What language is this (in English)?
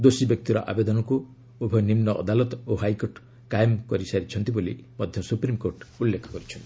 Odia